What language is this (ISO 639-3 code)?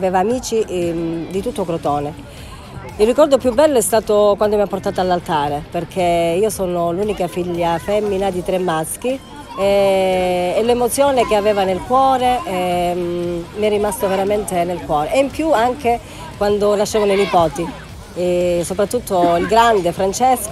ita